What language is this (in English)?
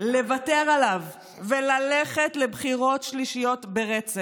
Hebrew